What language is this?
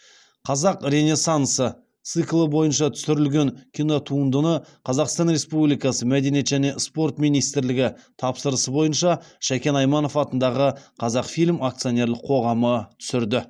Kazakh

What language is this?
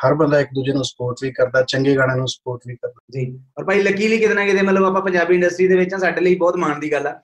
Punjabi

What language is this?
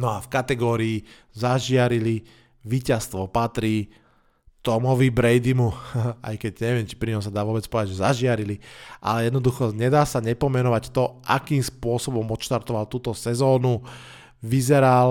Slovak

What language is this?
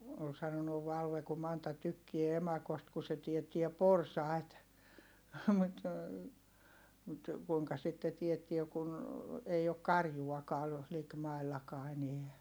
Finnish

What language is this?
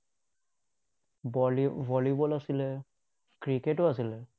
Assamese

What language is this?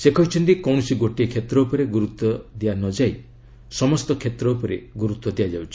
Odia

